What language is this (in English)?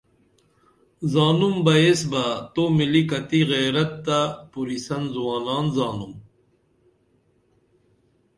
Dameli